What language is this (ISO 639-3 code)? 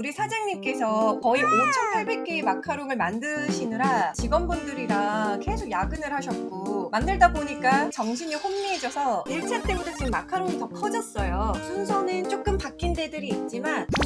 kor